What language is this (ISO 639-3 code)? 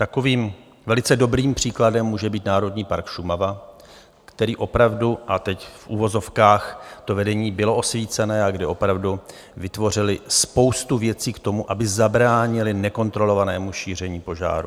ces